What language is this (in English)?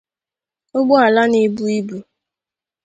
Igbo